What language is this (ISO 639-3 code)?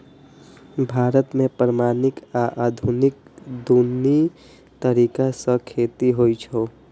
mai